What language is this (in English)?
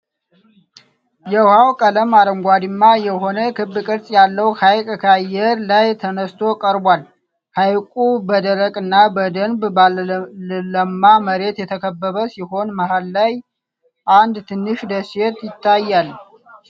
Amharic